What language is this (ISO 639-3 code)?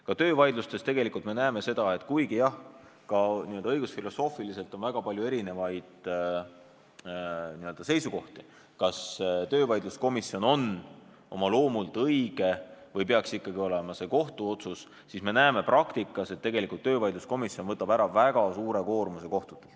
est